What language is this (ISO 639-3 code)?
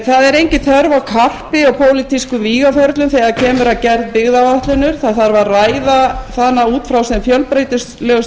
isl